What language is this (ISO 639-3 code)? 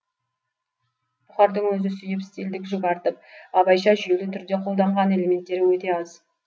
kaz